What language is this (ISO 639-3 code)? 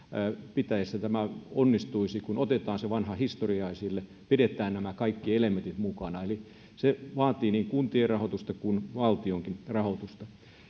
fin